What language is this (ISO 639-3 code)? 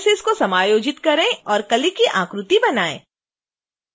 hin